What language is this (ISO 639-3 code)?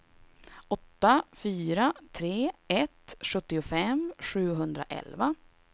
swe